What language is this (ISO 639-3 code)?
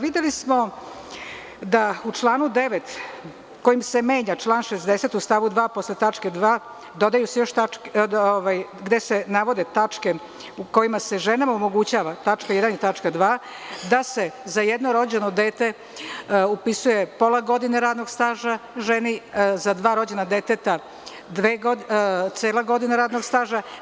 srp